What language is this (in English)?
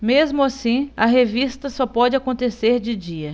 Portuguese